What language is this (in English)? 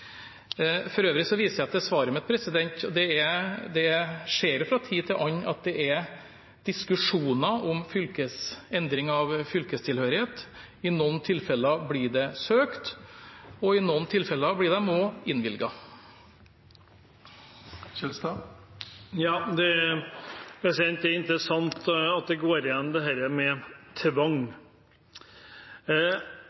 Norwegian